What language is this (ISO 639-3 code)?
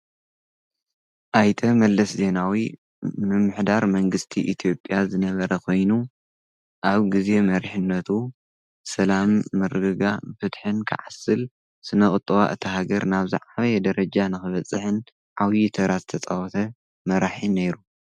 tir